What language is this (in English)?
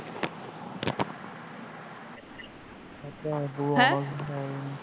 Punjabi